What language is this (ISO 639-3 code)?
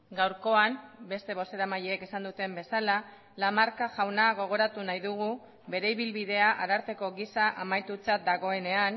eus